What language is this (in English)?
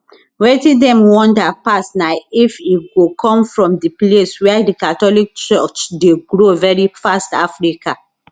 Nigerian Pidgin